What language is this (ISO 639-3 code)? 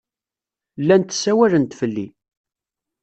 kab